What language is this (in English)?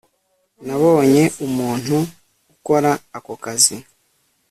Kinyarwanda